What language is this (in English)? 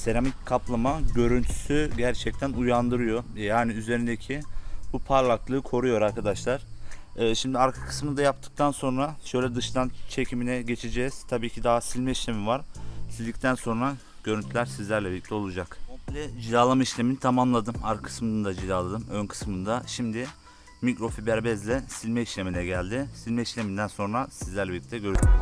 Turkish